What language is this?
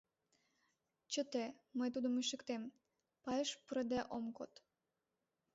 Mari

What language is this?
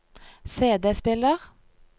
Norwegian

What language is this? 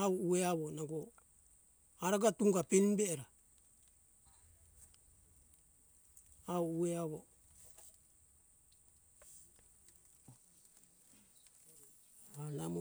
Hunjara-Kaina Ke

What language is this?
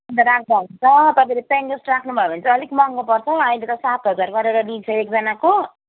Nepali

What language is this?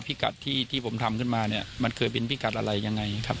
Thai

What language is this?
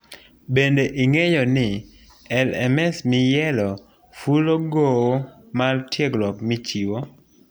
Luo (Kenya and Tanzania)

